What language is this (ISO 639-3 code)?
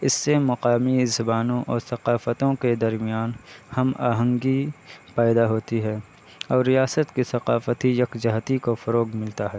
urd